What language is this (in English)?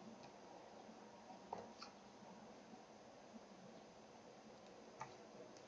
Turkish